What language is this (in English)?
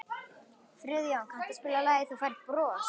Icelandic